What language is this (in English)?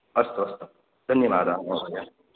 Sanskrit